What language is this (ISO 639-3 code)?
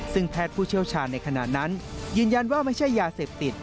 tha